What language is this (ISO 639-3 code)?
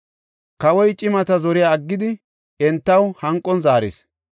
gof